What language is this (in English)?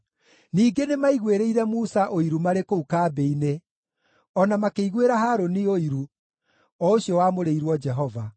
Kikuyu